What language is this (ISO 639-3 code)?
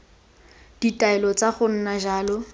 tsn